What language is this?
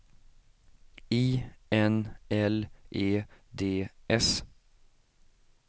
Swedish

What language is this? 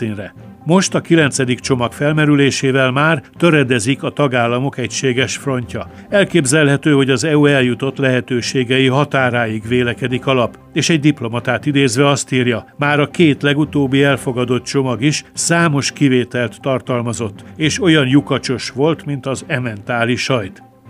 Hungarian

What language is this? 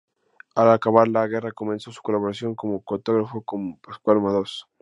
Spanish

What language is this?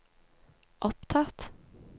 Norwegian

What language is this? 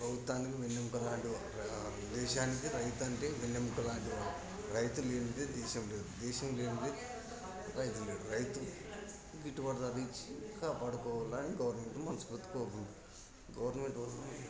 Telugu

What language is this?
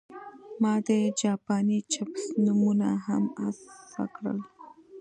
Pashto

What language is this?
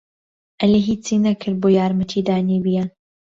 Central Kurdish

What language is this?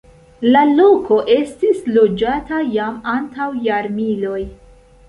Esperanto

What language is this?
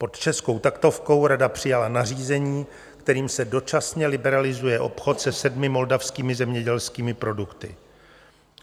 Czech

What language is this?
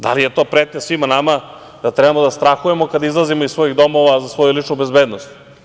Serbian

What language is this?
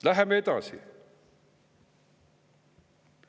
Estonian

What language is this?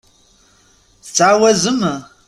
Kabyle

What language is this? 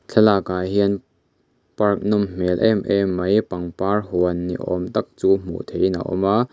Mizo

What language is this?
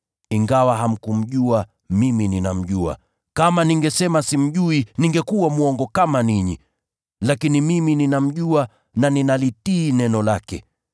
Swahili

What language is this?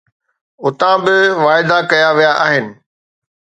Sindhi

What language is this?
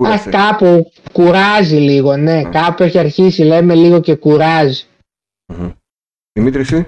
Greek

